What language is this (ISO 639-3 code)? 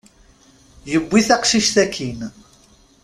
kab